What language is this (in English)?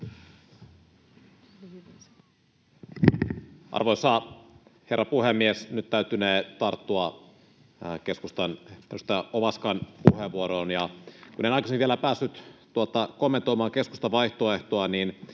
Finnish